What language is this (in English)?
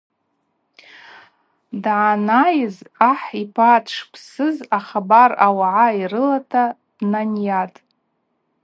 Abaza